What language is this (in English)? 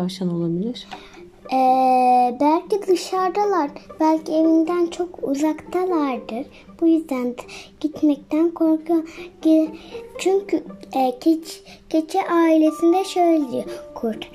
Turkish